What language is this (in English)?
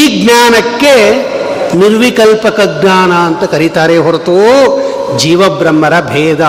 Kannada